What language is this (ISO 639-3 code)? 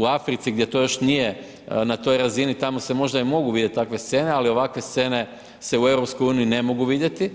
hrv